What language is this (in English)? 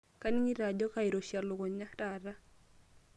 Masai